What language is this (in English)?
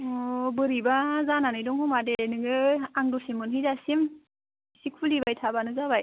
Bodo